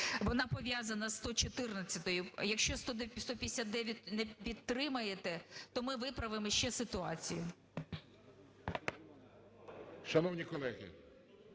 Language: Ukrainian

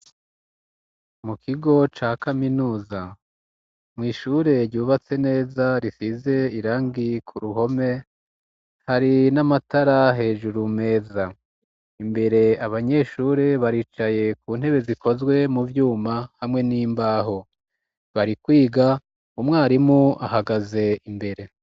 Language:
Rundi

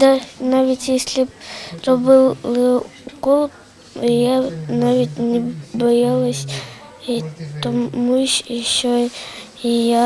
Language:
Ukrainian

